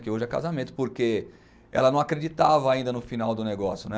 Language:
Portuguese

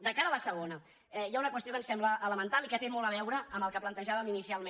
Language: Catalan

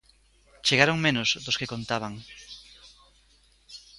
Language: Galician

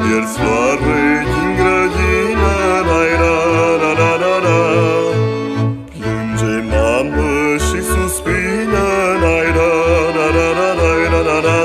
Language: Romanian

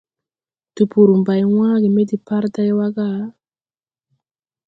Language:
Tupuri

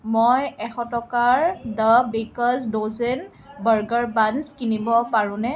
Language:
Assamese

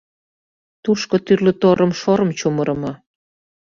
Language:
Mari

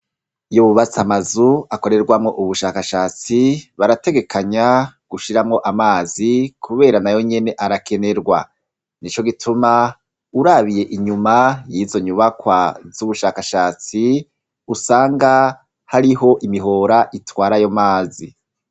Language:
Rundi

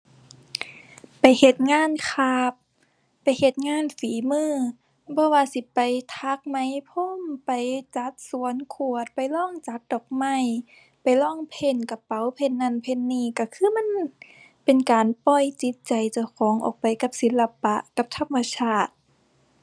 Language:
Thai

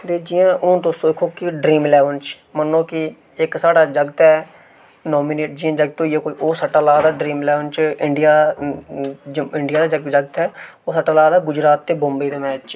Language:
Dogri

